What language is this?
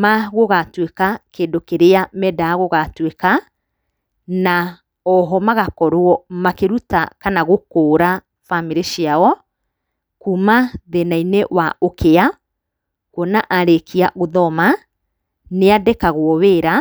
Kikuyu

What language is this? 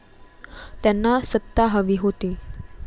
Marathi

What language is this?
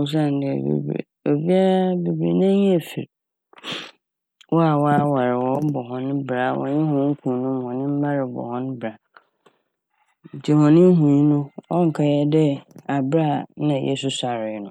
Akan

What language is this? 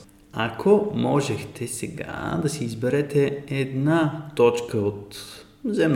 Bulgarian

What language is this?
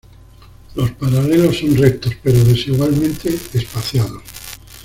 Spanish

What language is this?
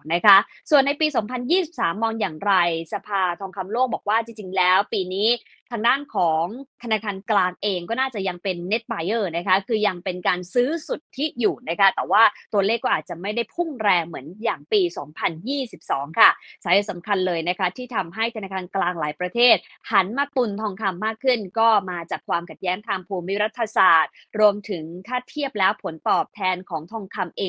Thai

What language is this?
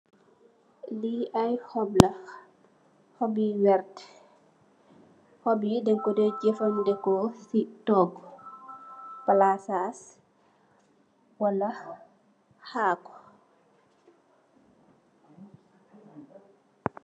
Wolof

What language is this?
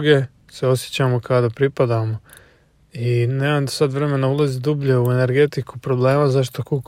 Croatian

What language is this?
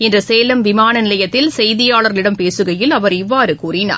Tamil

